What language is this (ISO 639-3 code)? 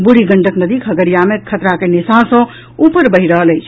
mai